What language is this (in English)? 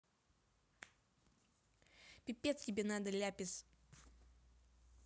Russian